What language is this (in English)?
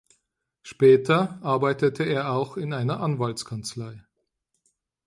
German